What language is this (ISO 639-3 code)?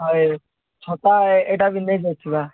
ori